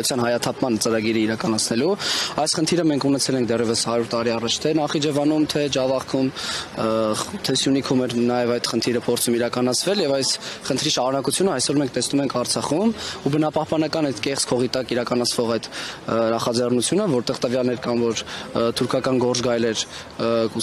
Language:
Romanian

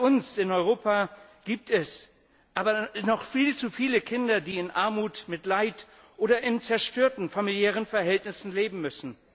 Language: German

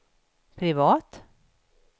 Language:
Swedish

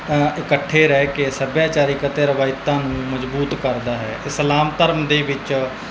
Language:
Punjabi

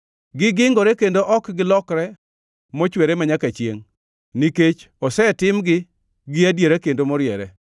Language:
Luo (Kenya and Tanzania)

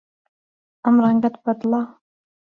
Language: Central Kurdish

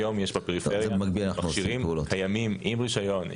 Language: Hebrew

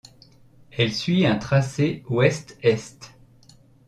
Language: French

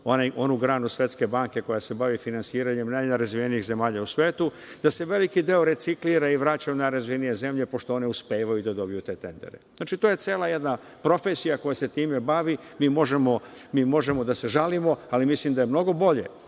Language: Serbian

